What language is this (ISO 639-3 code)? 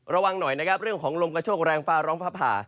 tha